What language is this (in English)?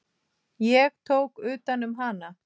Icelandic